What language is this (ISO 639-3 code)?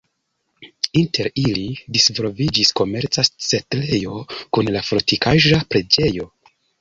epo